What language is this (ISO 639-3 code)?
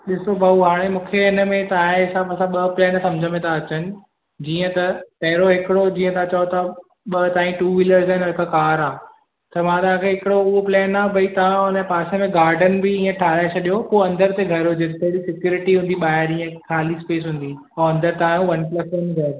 snd